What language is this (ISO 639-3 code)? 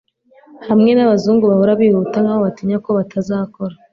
kin